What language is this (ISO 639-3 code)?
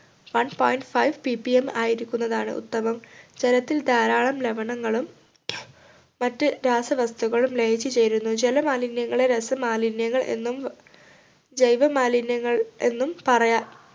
mal